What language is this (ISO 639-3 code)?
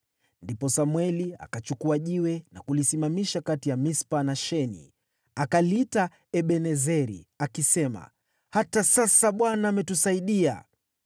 swa